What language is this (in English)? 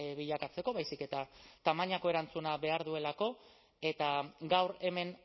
Basque